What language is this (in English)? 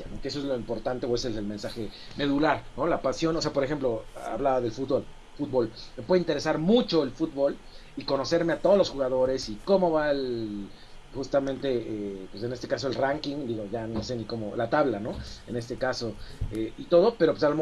Spanish